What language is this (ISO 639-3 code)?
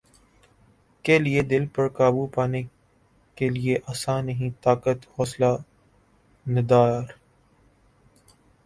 urd